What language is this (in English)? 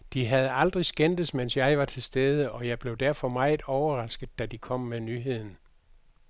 Danish